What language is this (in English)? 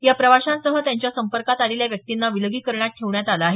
Marathi